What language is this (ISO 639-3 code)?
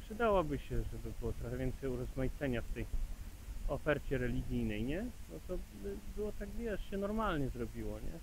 pol